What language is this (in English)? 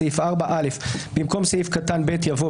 Hebrew